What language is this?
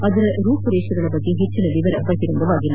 Kannada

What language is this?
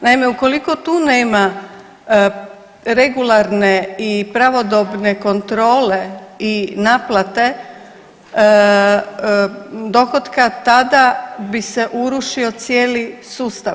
Croatian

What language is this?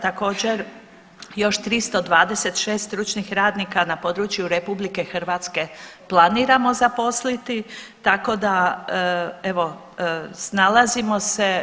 Croatian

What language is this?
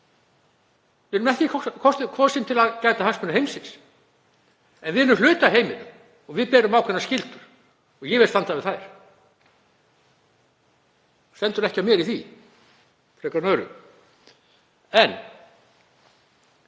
Icelandic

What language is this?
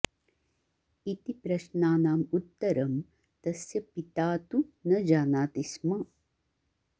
Sanskrit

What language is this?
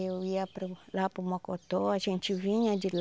Portuguese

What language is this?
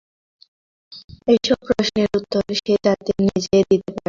Bangla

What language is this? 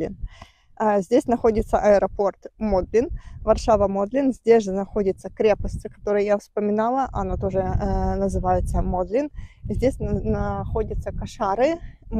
Russian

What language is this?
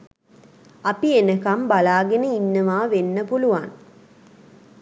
Sinhala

